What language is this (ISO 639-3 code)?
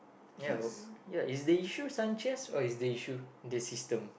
eng